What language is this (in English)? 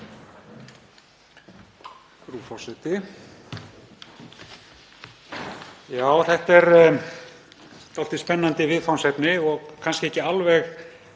Icelandic